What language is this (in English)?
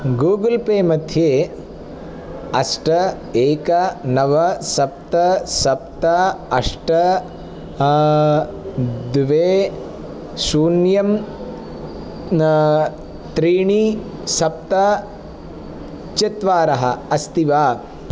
Sanskrit